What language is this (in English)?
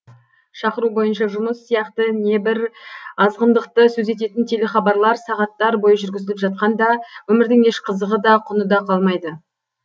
Kazakh